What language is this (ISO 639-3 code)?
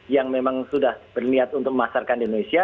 ind